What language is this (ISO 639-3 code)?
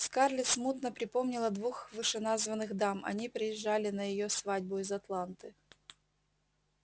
rus